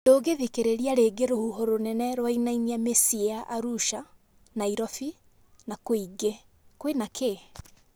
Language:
Kikuyu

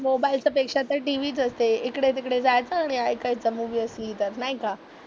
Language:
Marathi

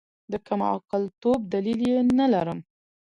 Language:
Pashto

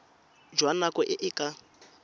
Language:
Tswana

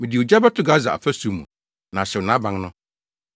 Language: Akan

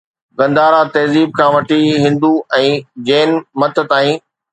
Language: Sindhi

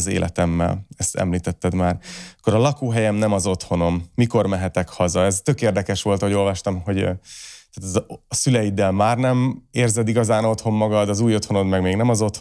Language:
Hungarian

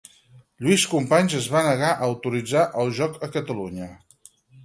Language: Catalan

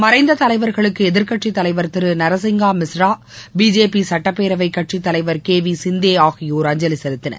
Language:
Tamil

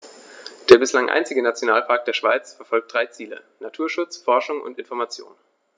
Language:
German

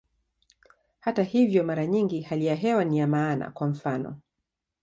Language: Swahili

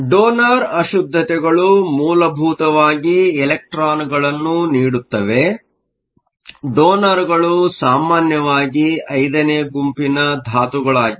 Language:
Kannada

